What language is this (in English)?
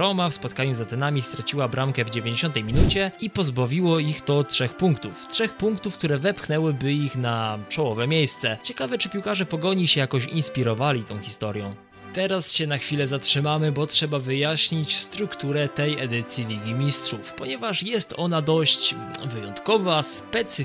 Polish